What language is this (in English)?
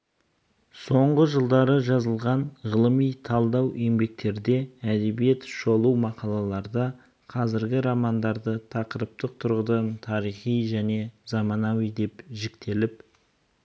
Kazakh